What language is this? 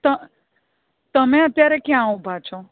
Gujarati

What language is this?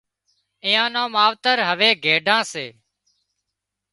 Wadiyara Koli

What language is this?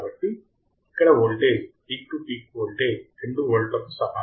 Telugu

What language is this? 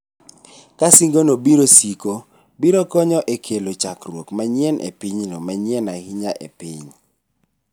Luo (Kenya and Tanzania)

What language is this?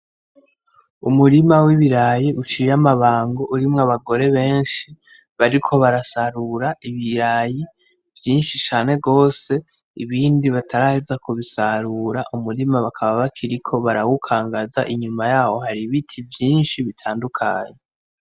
Rundi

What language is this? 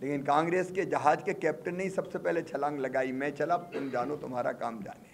Hindi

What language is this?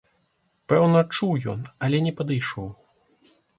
Belarusian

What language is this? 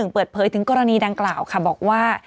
Thai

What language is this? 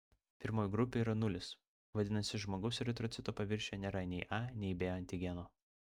Lithuanian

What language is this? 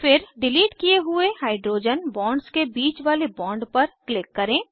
Hindi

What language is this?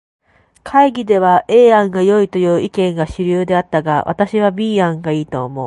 Japanese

